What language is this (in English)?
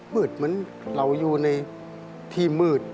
Thai